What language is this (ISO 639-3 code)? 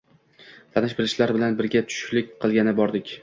uzb